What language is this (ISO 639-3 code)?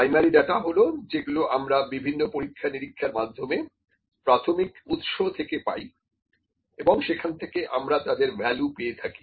ben